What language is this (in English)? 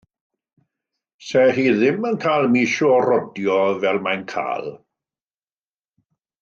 Welsh